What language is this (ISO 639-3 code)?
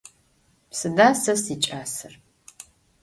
ady